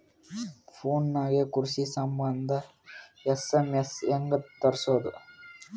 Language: Kannada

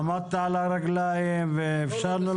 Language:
Hebrew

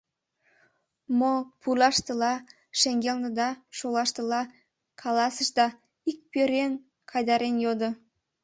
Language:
Mari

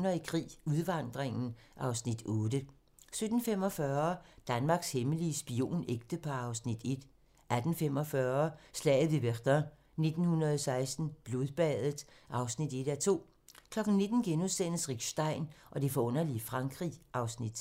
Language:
Danish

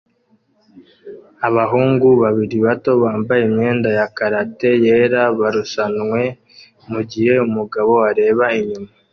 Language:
Kinyarwanda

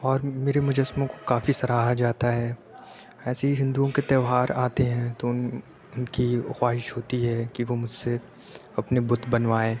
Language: Urdu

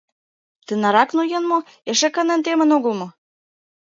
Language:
Mari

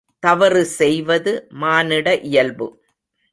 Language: Tamil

